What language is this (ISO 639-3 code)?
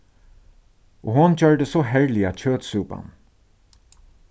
fao